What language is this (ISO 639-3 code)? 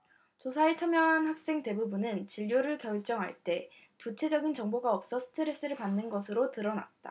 kor